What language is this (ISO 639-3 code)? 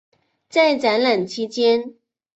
zho